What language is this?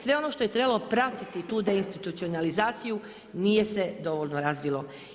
Croatian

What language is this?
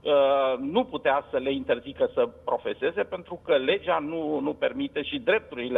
Romanian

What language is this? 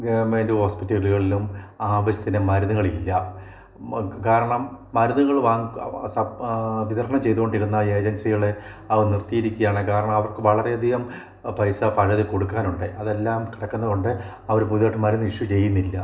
Malayalam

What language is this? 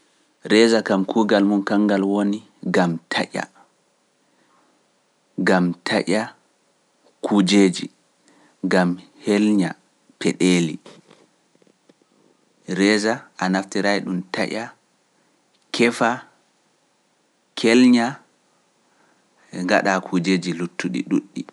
Pular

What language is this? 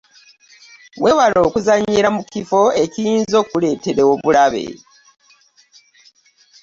Ganda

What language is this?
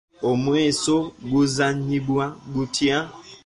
Ganda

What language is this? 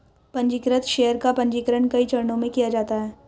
Hindi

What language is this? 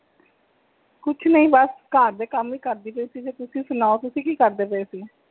Punjabi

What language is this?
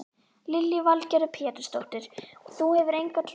Icelandic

